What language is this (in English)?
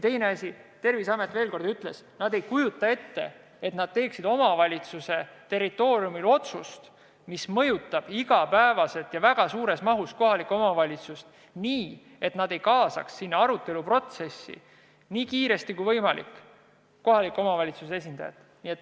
Estonian